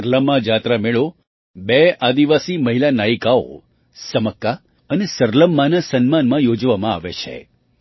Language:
Gujarati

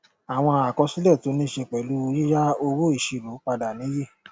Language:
Yoruba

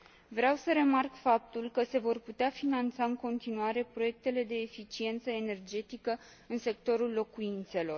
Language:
Romanian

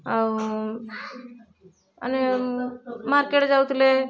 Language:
Odia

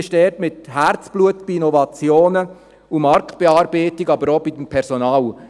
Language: Swiss German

